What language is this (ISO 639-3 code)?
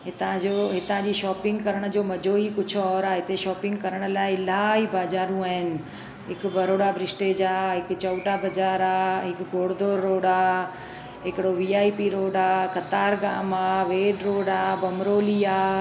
snd